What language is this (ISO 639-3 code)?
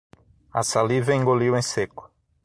por